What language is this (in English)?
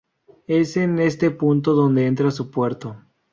Spanish